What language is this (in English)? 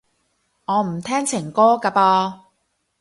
Cantonese